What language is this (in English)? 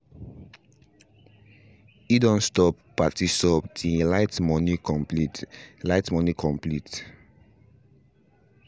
Nigerian Pidgin